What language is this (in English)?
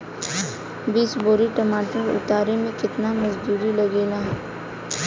Bhojpuri